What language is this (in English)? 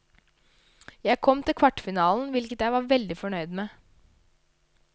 Norwegian